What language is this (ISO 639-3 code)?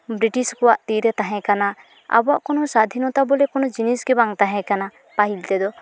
sat